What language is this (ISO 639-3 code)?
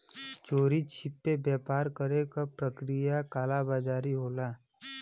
bho